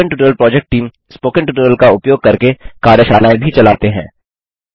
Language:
Hindi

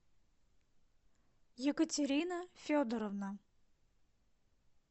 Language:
Russian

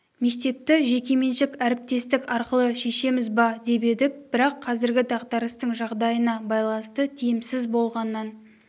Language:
Kazakh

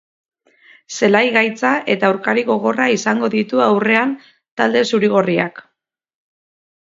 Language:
Basque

